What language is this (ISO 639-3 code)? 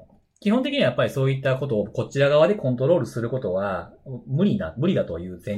jpn